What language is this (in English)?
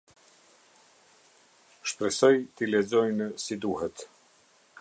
Albanian